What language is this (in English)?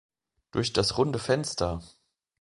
German